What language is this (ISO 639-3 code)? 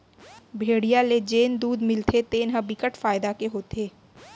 hne